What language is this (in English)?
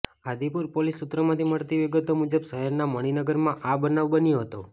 Gujarati